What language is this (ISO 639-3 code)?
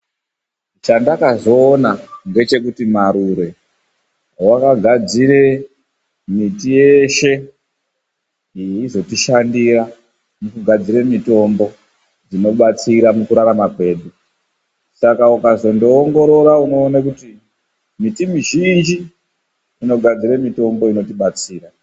ndc